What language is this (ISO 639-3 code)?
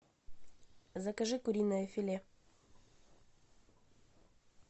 rus